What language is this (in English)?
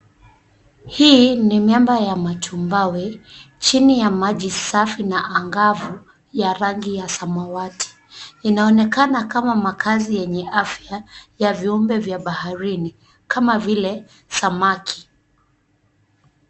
Swahili